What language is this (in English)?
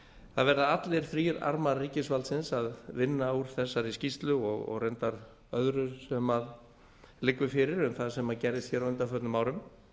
Icelandic